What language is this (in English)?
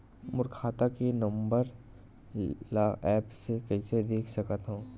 Chhattisgarhi